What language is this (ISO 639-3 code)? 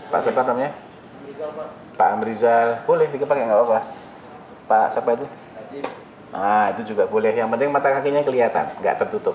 ind